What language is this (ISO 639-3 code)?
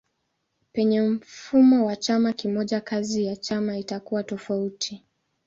swa